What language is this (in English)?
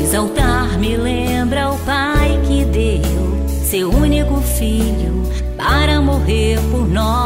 Portuguese